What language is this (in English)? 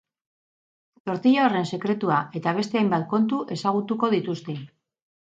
Basque